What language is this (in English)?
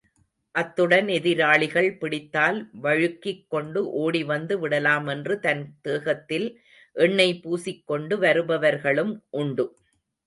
Tamil